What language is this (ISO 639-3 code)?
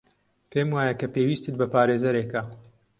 ckb